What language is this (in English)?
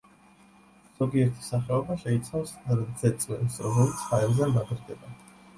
Georgian